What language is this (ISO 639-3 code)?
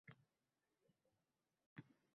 uzb